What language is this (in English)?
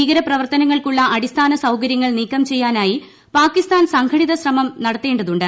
Malayalam